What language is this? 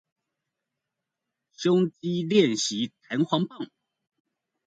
Chinese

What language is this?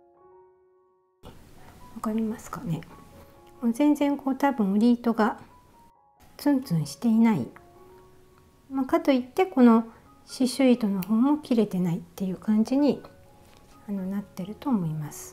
Japanese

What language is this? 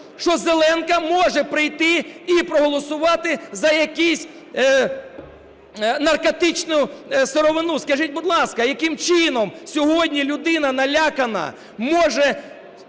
Ukrainian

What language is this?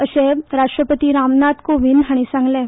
Konkani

